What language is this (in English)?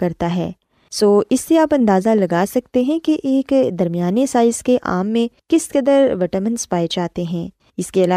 Urdu